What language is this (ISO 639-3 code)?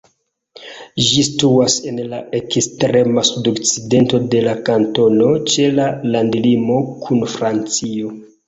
epo